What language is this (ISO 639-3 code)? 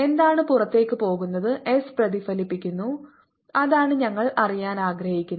mal